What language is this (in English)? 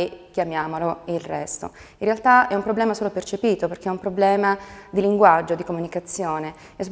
Italian